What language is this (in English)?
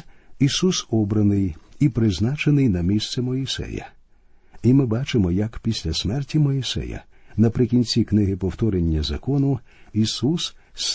Ukrainian